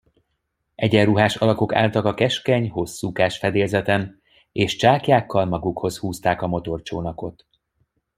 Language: Hungarian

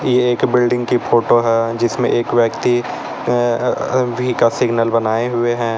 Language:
Hindi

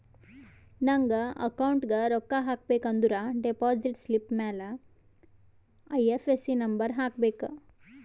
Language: Kannada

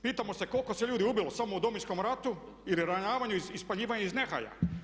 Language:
Croatian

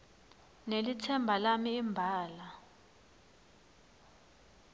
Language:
Swati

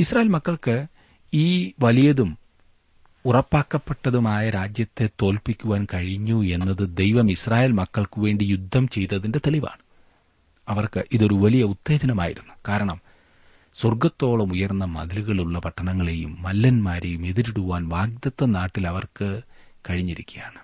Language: Malayalam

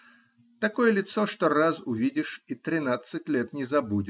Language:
Russian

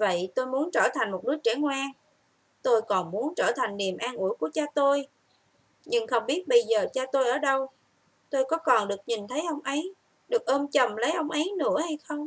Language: Vietnamese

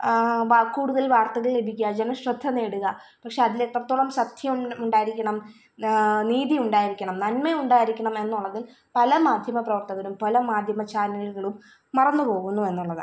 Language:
Malayalam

